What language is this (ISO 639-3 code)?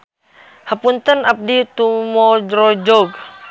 sun